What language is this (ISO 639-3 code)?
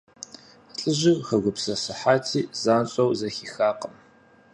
kbd